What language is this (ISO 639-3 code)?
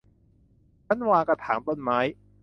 tha